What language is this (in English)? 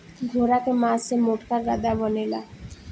Bhojpuri